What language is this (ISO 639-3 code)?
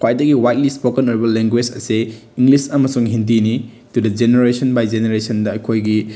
mni